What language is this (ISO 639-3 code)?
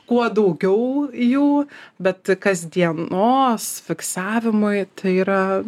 lit